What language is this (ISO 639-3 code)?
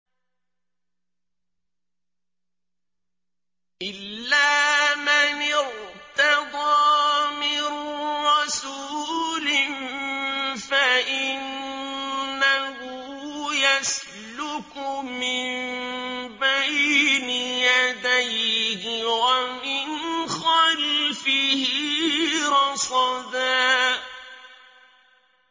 ara